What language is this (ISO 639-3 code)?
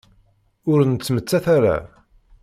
kab